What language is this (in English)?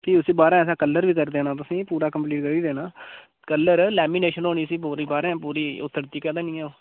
Dogri